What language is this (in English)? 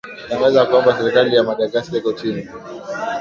Swahili